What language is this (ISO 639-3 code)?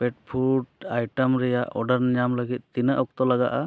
sat